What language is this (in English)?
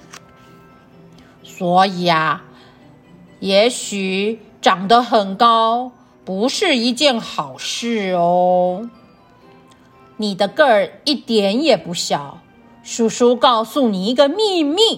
Chinese